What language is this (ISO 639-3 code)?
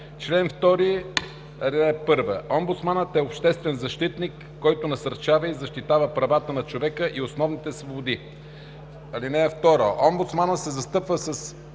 bul